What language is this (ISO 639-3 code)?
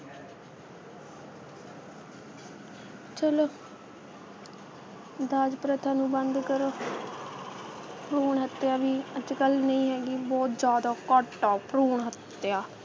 pan